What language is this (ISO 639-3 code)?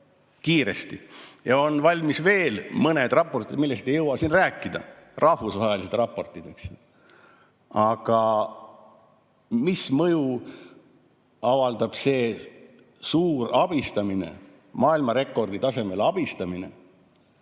est